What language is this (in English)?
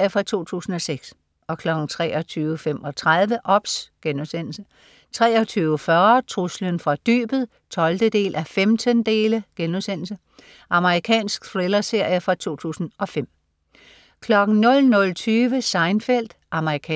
Danish